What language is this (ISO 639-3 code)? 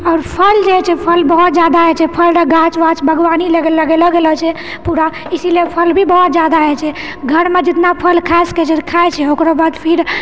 mai